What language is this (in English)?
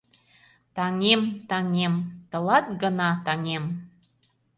Mari